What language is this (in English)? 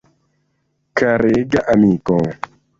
Esperanto